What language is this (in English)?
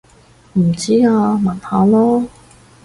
Cantonese